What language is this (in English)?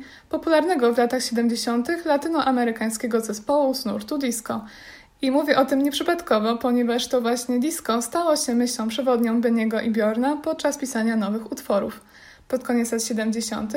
Polish